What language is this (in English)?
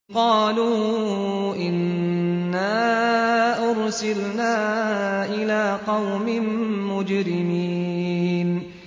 Arabic